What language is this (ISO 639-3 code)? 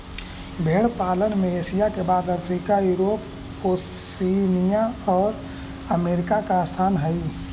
mag